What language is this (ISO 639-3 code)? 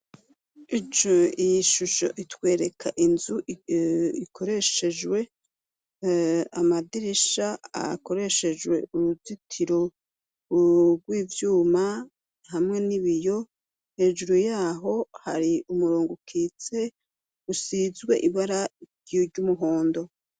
run